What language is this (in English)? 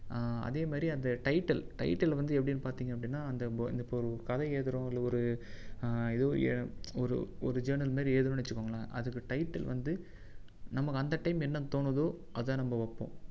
Tamil